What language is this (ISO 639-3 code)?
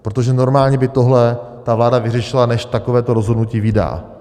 ces